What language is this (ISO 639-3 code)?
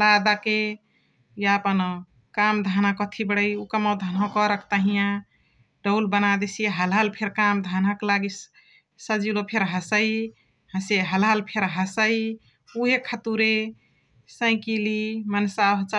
the